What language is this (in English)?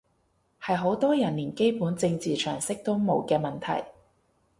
Cantonese